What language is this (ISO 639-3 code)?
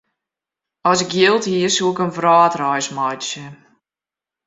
fry